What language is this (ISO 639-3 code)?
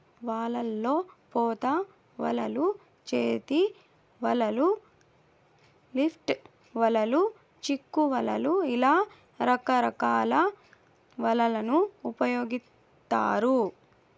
tel